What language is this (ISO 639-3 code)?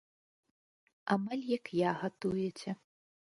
bel